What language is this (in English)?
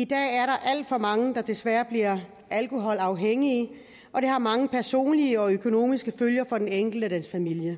Danish